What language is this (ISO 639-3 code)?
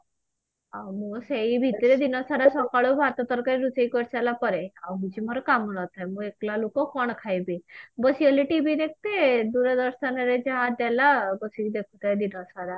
ori